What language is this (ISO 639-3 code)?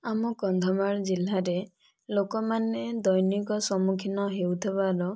ori